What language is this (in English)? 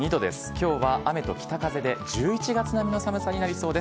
Japanese